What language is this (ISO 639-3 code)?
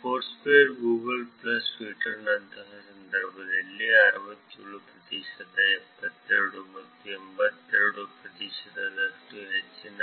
kan